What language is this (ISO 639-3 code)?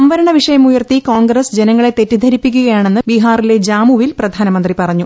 mal